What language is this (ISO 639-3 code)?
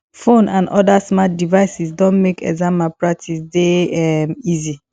pcm